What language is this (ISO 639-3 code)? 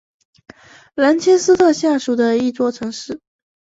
zho